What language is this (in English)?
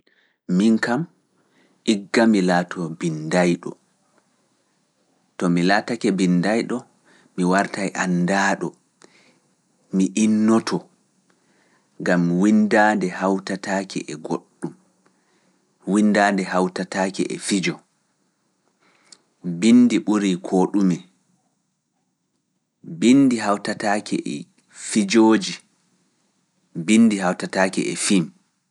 Fula